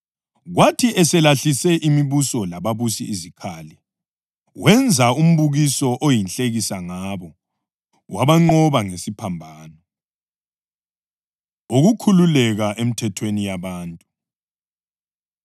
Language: North Ndebele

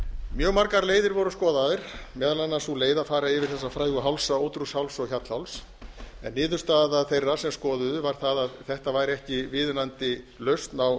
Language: Icelandic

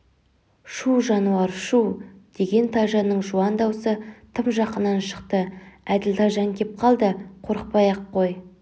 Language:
Kazakh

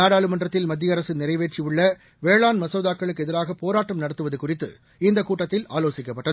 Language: Tamil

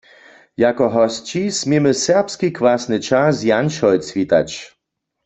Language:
Upper Sorbian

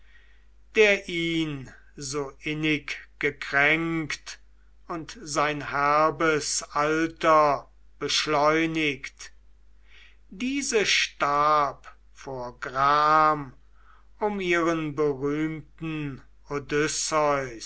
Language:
German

